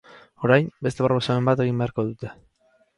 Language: Basque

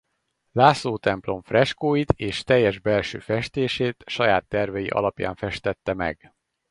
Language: Hungarian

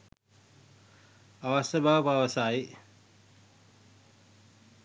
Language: Sinhala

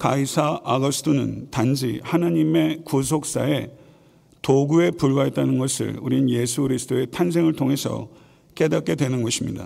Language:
Korean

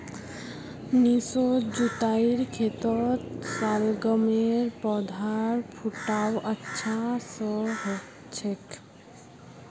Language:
Magahi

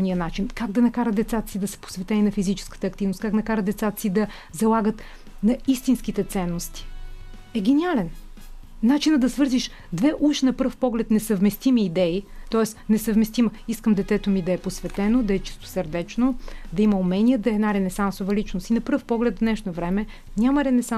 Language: Bulgarian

